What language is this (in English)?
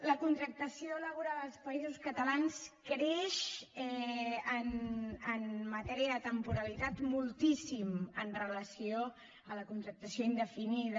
Catalan